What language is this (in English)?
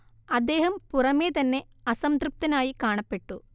Malayalam